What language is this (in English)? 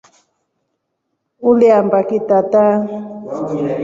Rombo